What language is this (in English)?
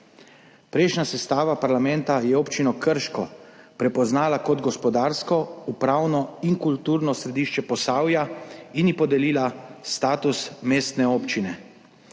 Slovenian